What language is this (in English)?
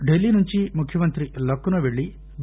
Telugu